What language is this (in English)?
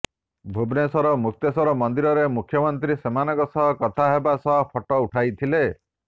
Odia